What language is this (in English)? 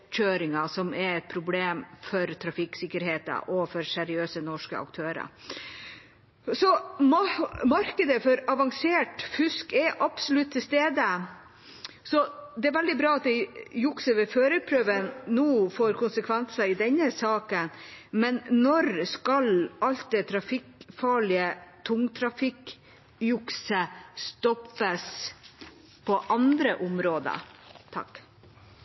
Norwegian Bokmål